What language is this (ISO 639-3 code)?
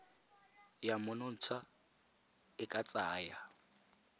tsn